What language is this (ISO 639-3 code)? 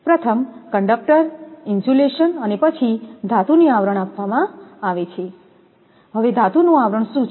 guj